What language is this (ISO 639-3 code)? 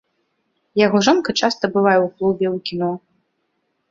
bel